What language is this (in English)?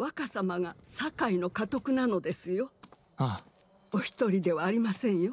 Japanese